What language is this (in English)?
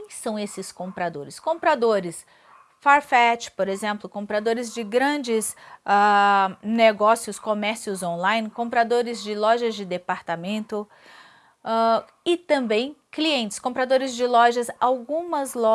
Portuguese